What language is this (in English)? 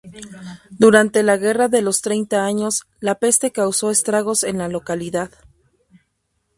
Spanish